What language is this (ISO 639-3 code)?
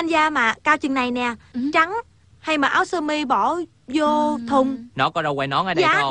vie